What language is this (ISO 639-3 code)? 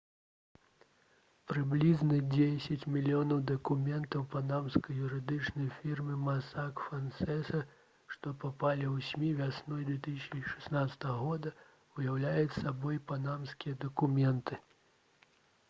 bel